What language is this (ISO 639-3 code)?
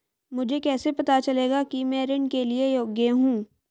hin